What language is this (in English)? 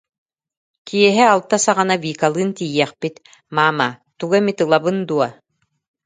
Yakut